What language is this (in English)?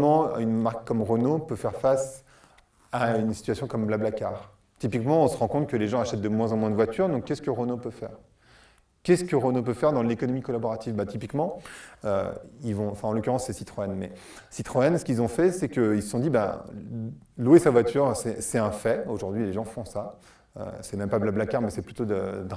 French